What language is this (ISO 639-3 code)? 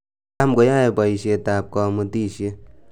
kln